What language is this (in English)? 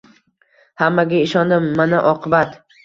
Uzbek